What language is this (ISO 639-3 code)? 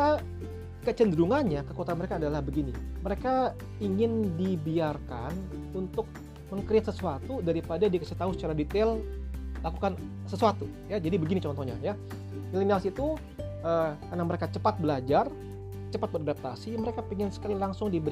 ind